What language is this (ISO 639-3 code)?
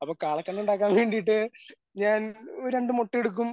mal